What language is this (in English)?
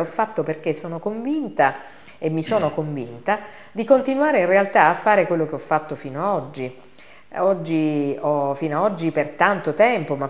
Italian